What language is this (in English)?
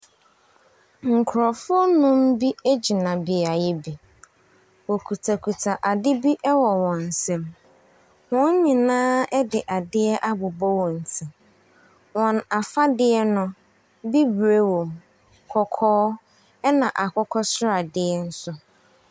Akan